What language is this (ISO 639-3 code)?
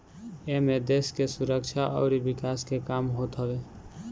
bho